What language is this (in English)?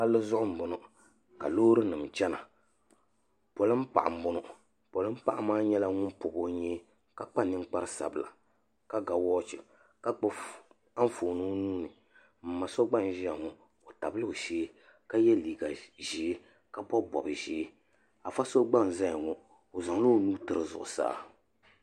Dagbani